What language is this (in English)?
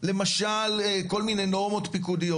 Hebrew